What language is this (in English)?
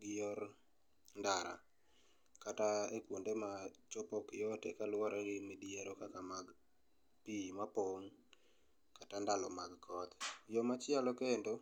Luo (Kenya and Tanzania)